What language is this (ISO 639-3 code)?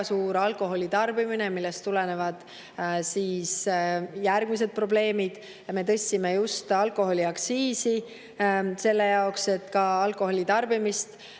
est